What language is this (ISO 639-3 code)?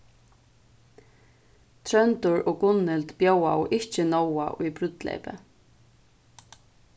fao